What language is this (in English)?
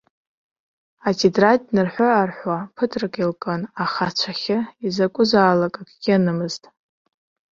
Abkhazian